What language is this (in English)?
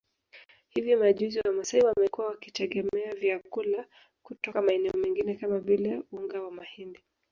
Swahili